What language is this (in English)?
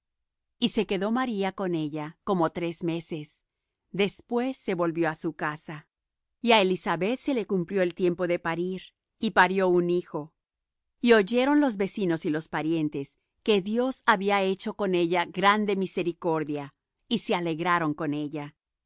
Spanish